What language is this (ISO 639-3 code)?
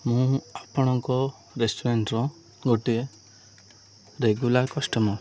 ori